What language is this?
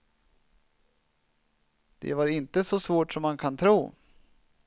Swedish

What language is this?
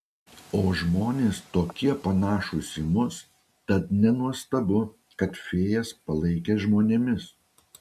Lithuanian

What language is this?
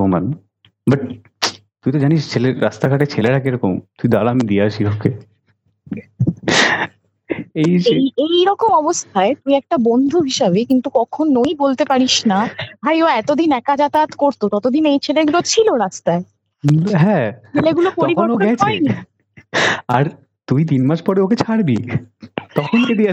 Bangla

